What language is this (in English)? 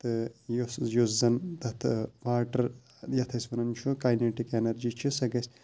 Kashmiri